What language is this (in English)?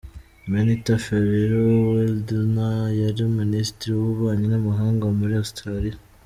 Kinyarwanda